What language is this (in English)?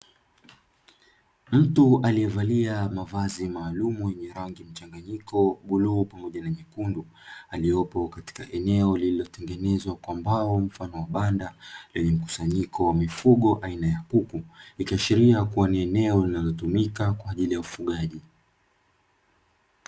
Swahili